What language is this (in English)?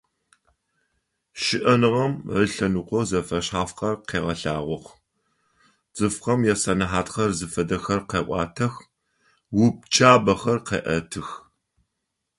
Adyghe